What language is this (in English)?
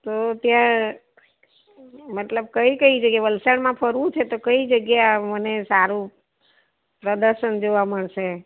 Gujarati